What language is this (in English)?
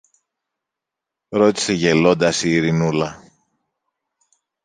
Greek